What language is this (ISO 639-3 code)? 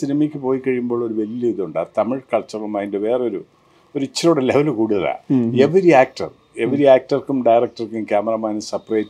mal